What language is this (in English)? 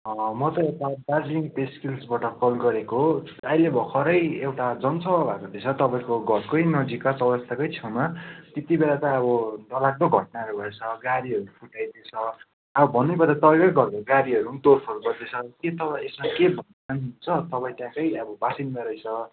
Nepali